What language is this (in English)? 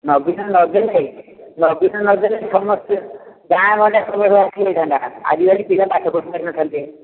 Odia